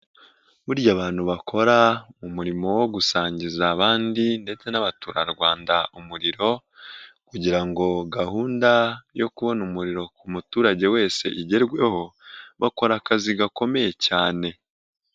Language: Kinyarwanda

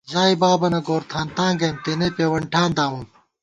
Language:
Gawar-Bati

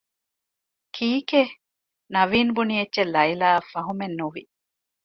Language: Divehi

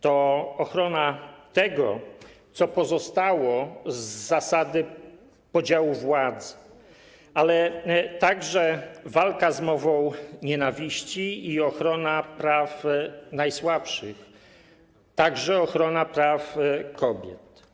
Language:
Polish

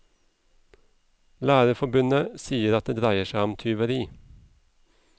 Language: Norwegian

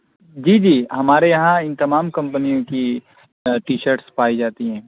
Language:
Urdu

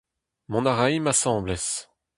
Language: Breton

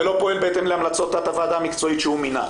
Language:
Hebrew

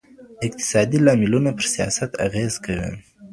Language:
Pashto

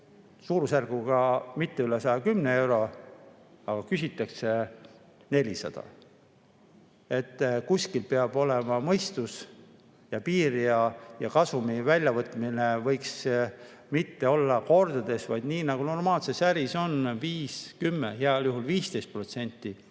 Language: Estonian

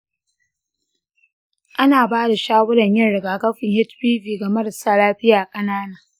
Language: Hausa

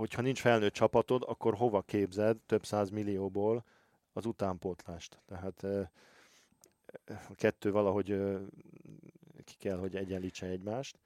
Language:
Hungarian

